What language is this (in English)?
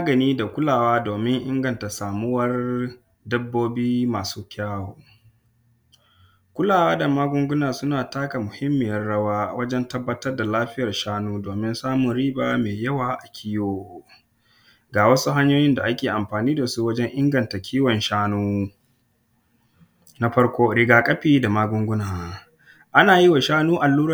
Hausa